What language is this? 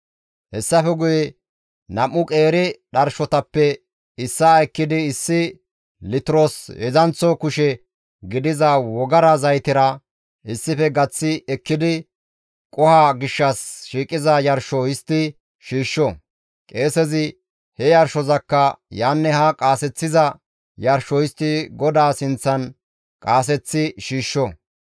Gamo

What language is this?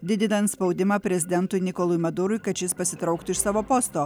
Lithuanian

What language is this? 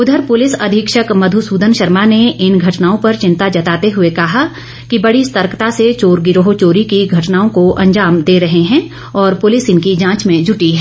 Hindi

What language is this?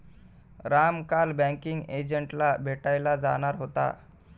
Marathi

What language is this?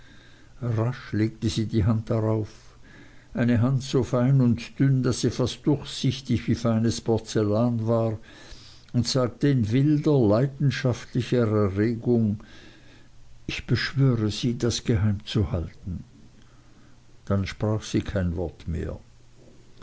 German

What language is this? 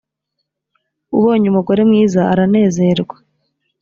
Kinyarwanda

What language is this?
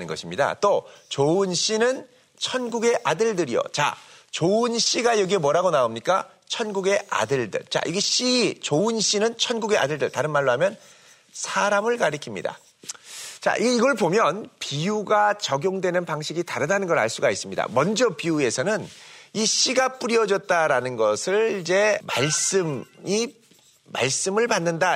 Korean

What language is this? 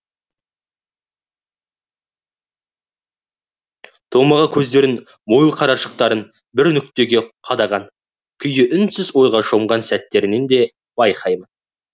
Kazakh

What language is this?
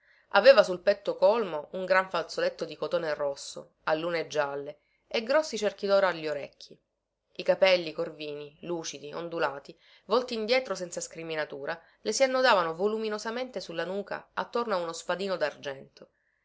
Italian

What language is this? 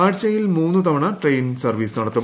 Malayalam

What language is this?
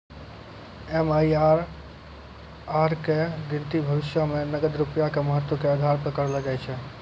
Maithili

